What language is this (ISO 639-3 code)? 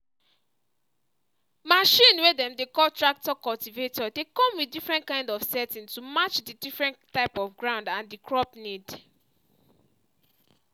pcm